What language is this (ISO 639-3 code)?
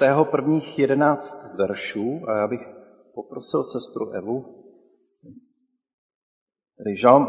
ces